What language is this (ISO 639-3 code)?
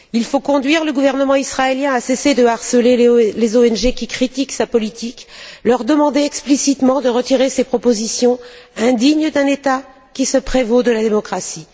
fra